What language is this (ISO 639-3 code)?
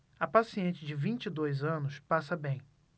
por